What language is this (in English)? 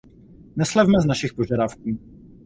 Czech